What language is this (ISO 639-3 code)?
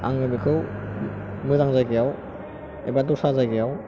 brx